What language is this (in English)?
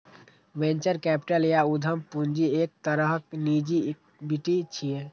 Maithili